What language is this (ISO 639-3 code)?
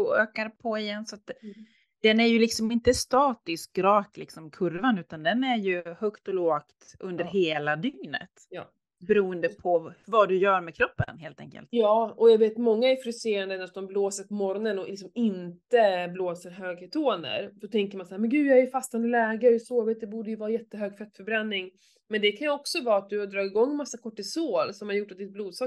swe